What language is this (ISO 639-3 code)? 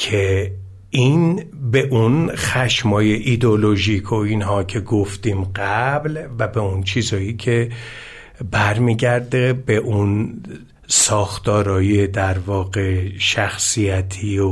fas